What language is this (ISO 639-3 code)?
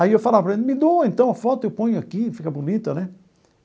por